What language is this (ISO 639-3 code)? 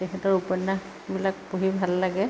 asm